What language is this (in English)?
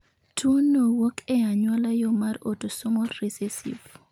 Luo (Kenya and Tanzania)